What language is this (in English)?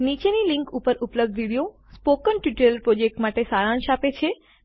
Gujarati